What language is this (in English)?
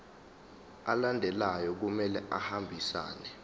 Zulu